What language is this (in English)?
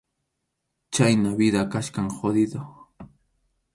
Arequipa-La Unión Quechua